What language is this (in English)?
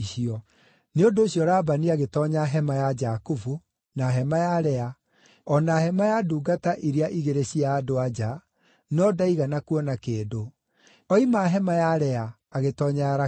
Kikuyu